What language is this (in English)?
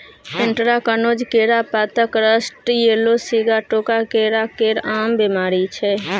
Maithili